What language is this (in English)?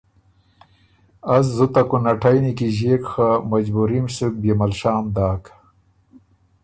Ormuri